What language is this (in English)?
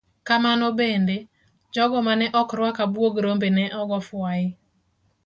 Luo (Kenya and Tanzania)